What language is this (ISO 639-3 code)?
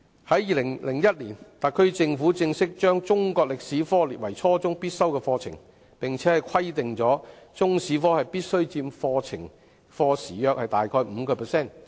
yue